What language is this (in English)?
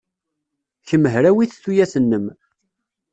Kabyle